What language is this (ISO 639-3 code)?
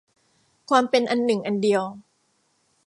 tha